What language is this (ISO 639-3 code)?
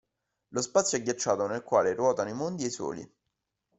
ita